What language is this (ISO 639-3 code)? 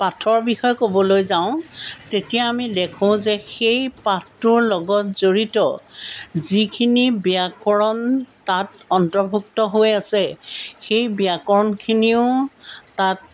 asm